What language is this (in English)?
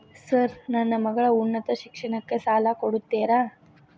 Kannada